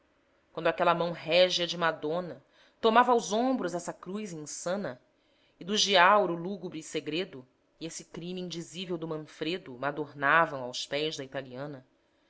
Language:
Portuguese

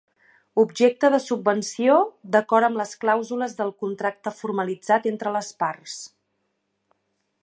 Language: Catalan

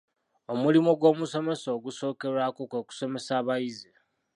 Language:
Ganda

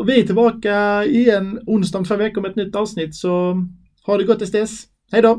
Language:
Swedish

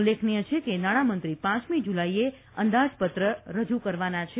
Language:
Gujarati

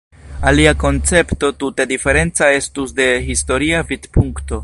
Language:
Esperanto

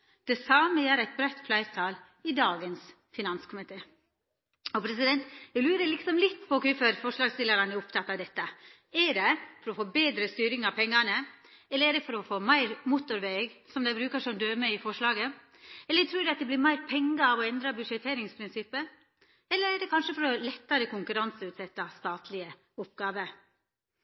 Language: Norwegian Nynorsk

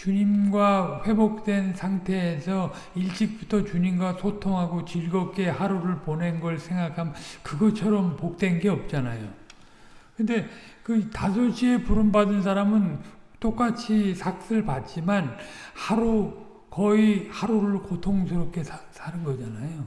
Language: Korean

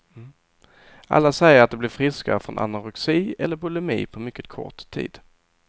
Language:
Swedish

